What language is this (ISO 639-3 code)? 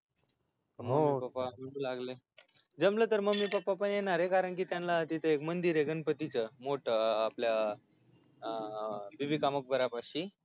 mar